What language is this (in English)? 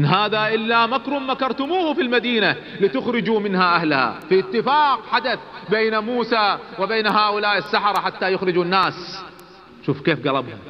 Arabic